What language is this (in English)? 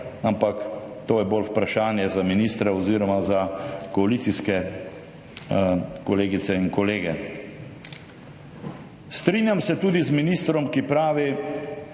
Slovenian